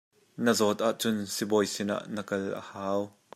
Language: Hakha Chin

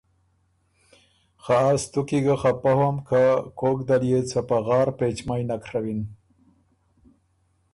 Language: Ormuri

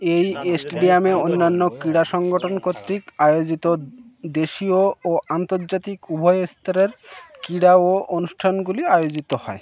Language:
Bangla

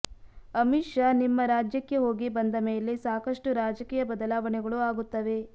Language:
Kannada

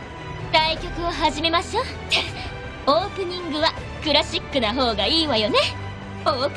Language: Japanese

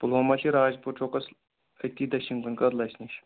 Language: Kashmiri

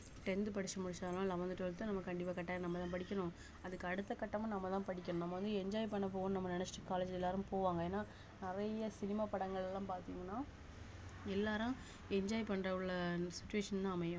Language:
Tamil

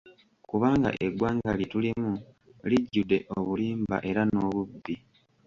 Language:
Ganda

